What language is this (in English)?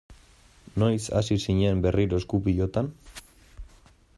Basque